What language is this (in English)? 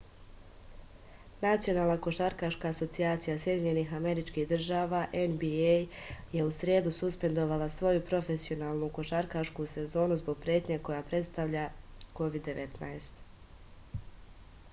Serbian